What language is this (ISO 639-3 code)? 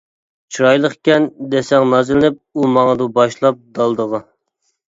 uig